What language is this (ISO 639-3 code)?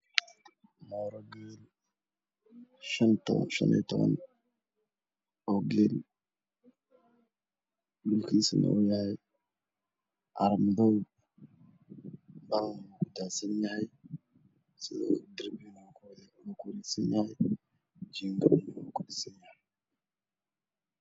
som